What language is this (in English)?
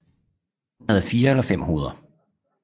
Danish